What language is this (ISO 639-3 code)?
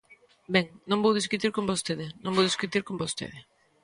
glg